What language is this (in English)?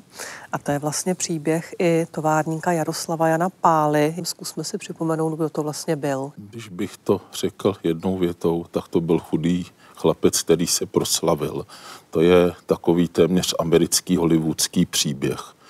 Czech